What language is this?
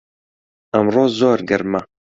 Central Kurdish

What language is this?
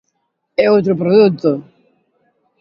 Galician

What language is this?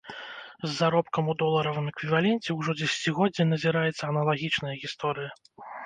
Belarusian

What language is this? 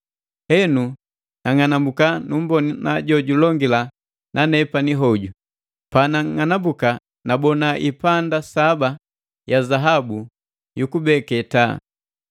Matengo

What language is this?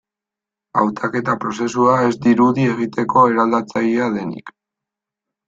Basque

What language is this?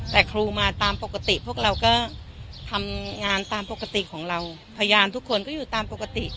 Thai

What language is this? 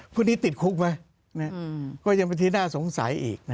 Thai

